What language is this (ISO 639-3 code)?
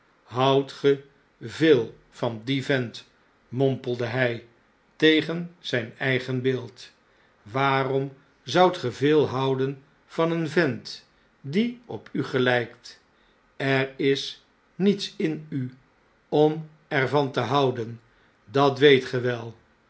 nld